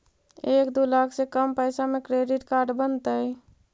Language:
Magahi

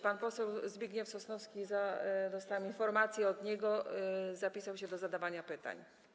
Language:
Polish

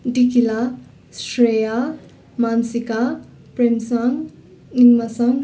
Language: Nepali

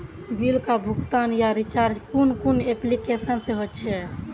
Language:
Magahi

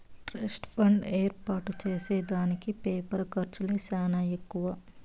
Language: Telugu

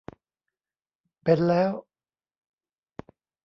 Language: Thai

